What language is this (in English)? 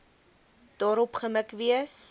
Afrikaans